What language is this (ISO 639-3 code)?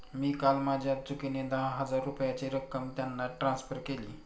mar